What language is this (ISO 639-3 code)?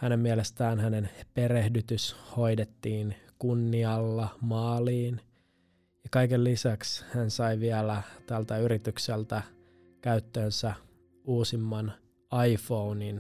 fin